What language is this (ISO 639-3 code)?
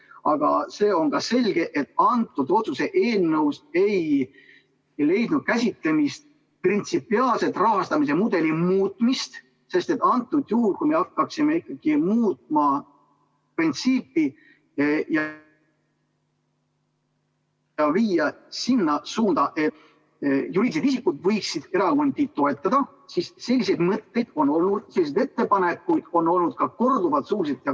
est